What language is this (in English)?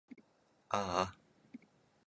Japanese